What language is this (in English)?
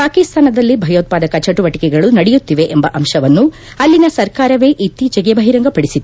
Kannada